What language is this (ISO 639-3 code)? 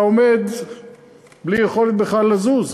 heb